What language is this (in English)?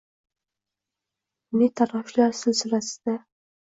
Uzbek